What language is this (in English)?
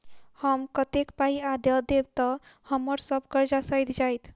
Maithili